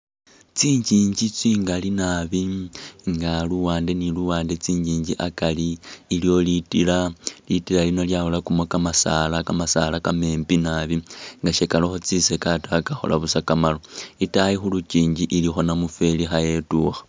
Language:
Masaaba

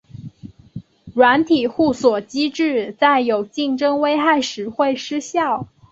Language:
Chinese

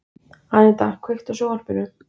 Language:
Icelandic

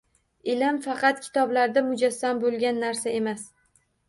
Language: Uzbek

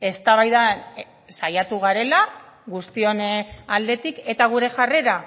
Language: Basque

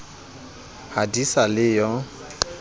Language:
Southern Sotho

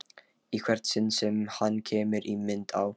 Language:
Icelandic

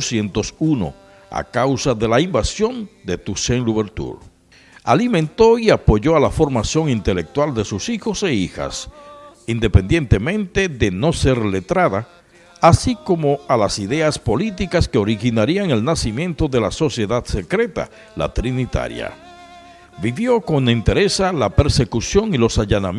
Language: Spanish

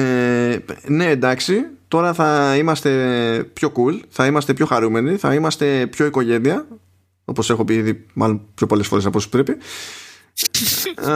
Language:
Greek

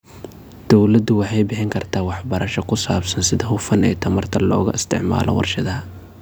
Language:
Somali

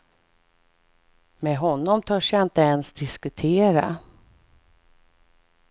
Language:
Swedish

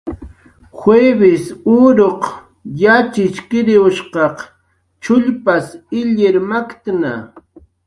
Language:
Jaqaru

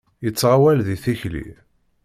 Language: Kabyle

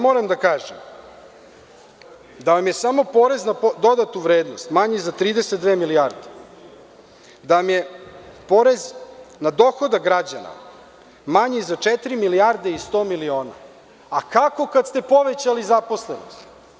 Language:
Serbian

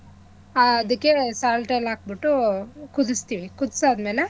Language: Kannada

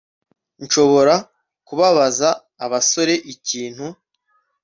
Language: Kinyarwanda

